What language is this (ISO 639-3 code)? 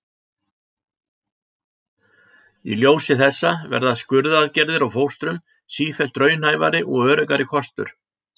isl